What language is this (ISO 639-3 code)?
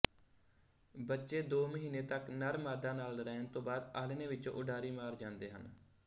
pan